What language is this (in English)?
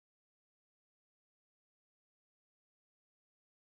English